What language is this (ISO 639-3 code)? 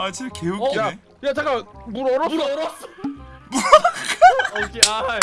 kor